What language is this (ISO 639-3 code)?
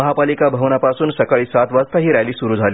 mar